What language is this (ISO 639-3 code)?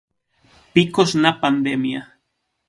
glg